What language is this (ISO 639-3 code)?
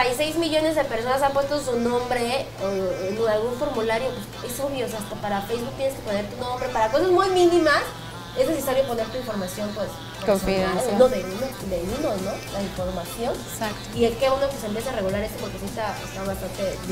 spa